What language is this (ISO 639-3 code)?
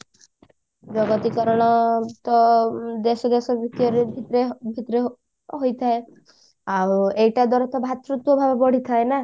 ori